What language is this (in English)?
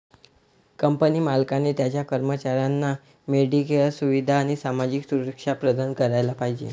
Marathi